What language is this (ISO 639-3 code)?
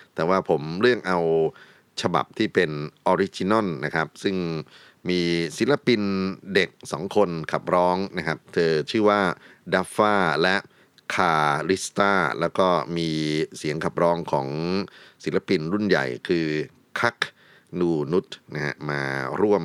tha